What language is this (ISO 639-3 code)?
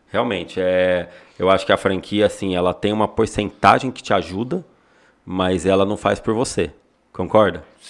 por